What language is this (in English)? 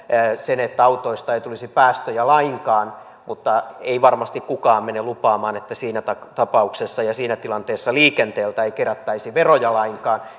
Finnish